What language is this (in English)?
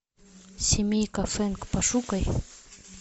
Russian